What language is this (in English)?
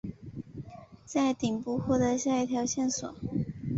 Chinese